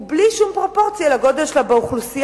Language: Hebrew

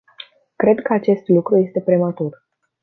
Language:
Romanian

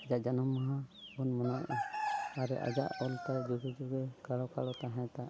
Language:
Santali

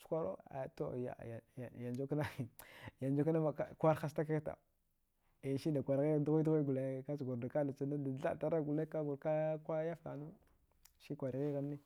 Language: Dghwede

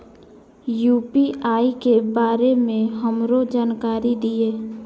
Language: Maithili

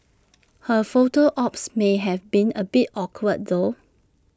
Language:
English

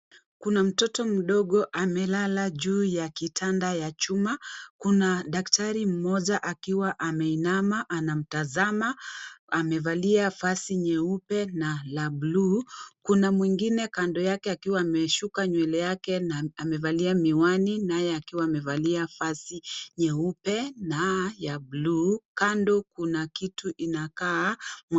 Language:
Swahili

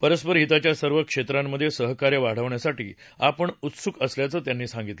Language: Marathi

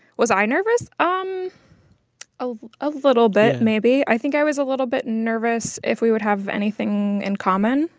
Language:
English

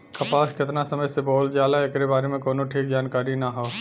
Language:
Bhojpuri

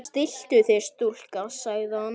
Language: Icelandic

